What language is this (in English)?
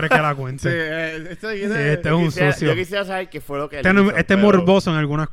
Spanish